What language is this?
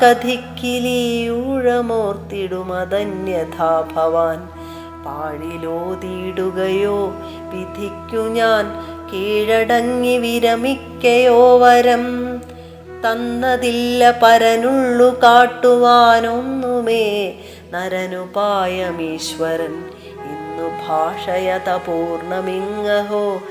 Malayalam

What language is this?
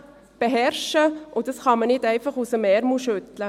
Swiss German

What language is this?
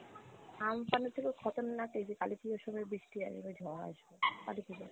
Bangla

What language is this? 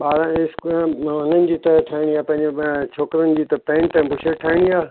Sindhi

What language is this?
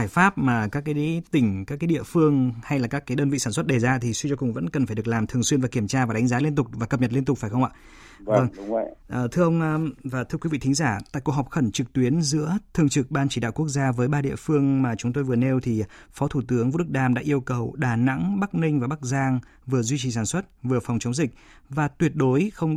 Vietnamese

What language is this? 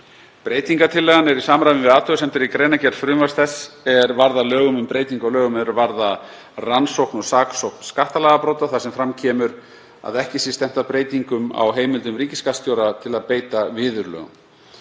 Icelandic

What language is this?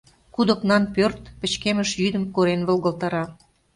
Mari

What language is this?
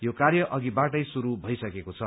Nepali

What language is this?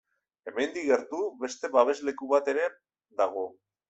Basque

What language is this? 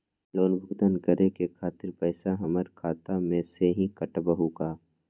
Magahi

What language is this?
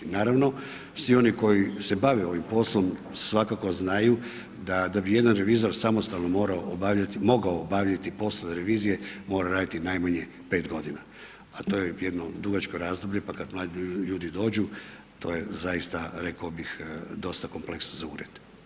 Croatian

